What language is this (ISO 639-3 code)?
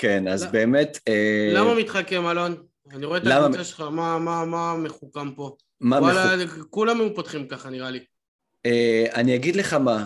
heb